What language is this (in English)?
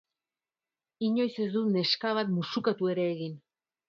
Basque